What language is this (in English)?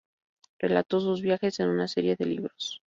Spanish